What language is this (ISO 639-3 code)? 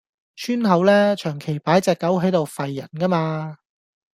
yue